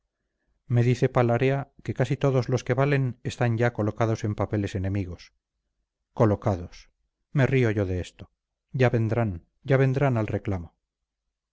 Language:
Spanish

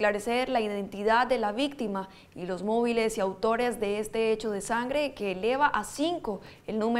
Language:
Spanish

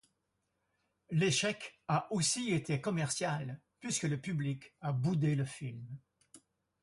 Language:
French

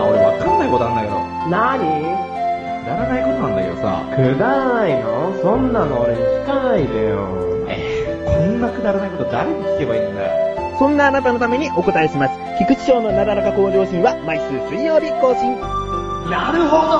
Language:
Japanese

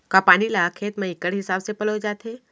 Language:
Chhattisgarhi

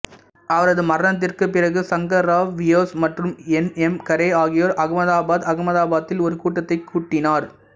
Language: Tamil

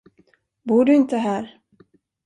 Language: Swedish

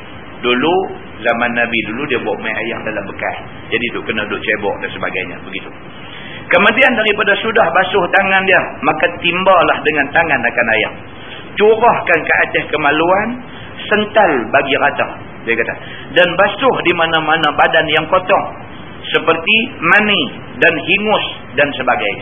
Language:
Malay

